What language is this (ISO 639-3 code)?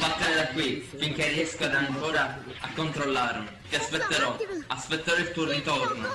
ita